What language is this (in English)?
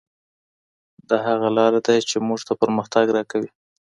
Pashto